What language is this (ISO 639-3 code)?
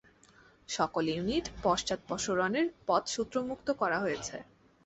ben